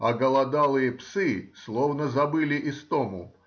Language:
Russian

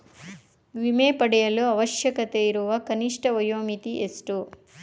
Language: Kannada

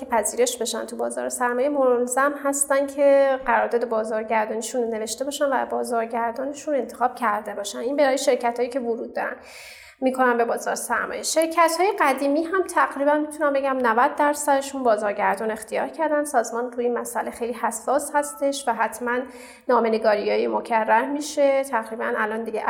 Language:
Persian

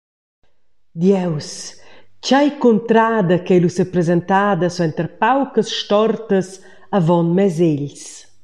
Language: Romansh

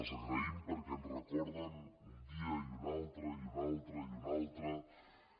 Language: Catalan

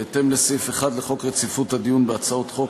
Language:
Hebrew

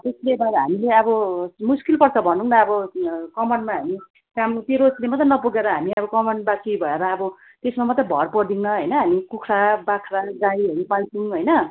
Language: Nepali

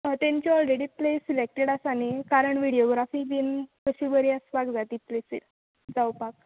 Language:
Konkani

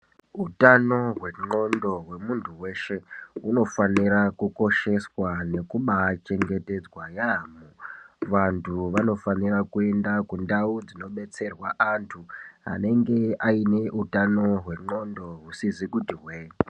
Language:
Ndau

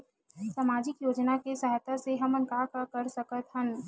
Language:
Chhattisgarhi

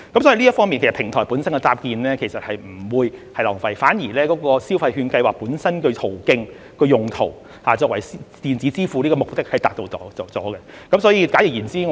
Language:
Cantonese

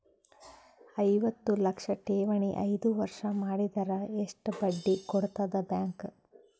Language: Kannada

